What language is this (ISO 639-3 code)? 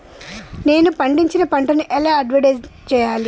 tel